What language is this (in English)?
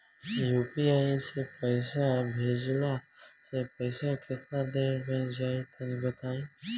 Bhojpuri